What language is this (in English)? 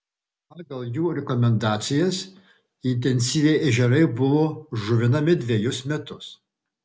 Lithuanian